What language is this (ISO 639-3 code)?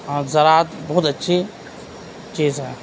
urd